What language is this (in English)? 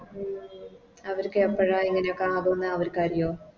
Malayalam